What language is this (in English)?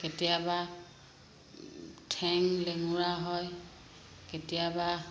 Assamese